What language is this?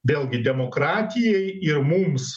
Lithuanian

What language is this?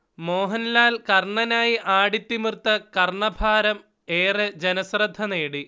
Malayalam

